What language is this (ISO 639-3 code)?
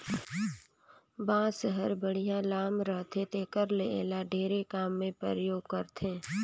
hne